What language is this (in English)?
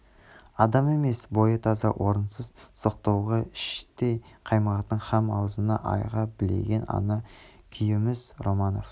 Kazakh